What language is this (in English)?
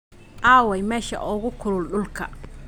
Somali